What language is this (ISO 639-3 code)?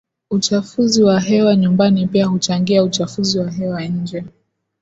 swa